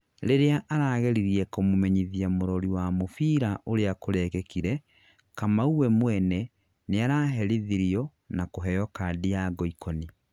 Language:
Kikuyu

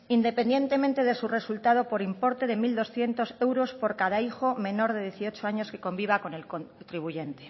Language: Spanish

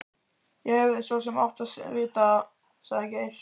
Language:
Icelandic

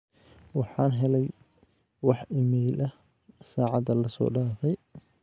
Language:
Somali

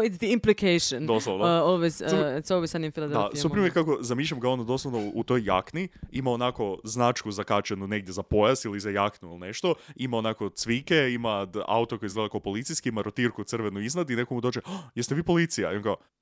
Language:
Croatian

